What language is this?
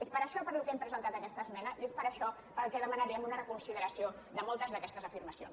Catalan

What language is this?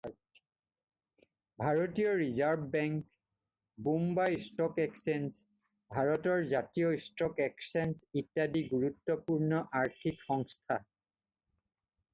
Assamese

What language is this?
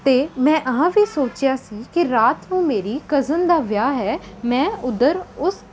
Punjabi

